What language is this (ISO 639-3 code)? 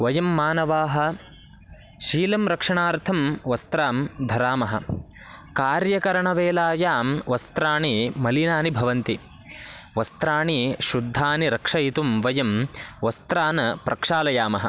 san